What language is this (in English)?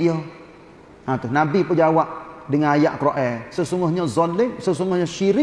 Malay